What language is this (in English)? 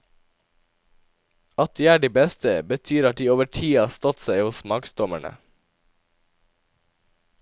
Norwegian